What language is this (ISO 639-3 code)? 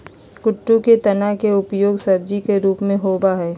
mag